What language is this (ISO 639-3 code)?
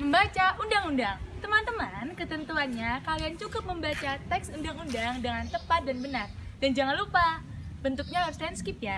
ind